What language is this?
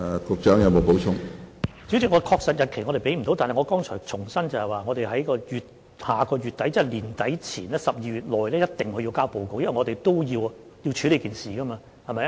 Cantonese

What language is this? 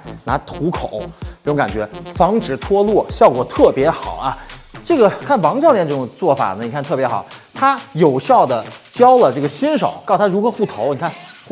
Chinese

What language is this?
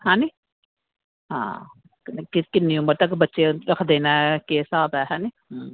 Dogri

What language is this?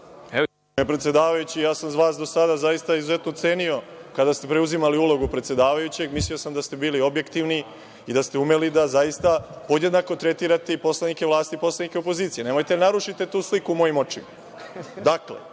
Serbian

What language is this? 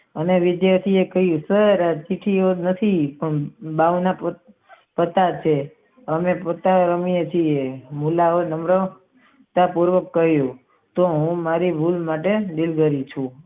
Gujarati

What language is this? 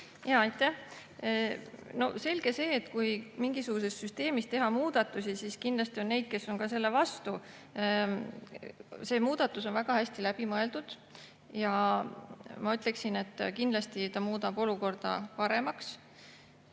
Estonian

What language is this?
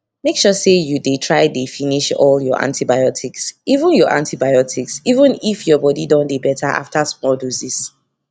Nigerian Pidgin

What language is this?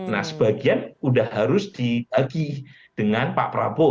Indonesian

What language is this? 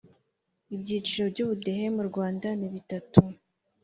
Kinyarwanda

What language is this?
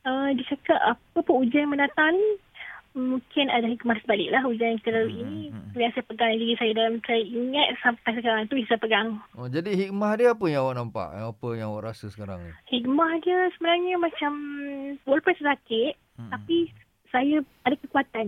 Malay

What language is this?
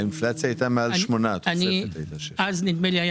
Hebrew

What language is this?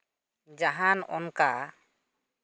Santali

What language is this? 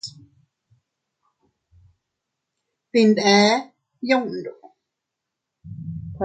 Teutila Cuicatec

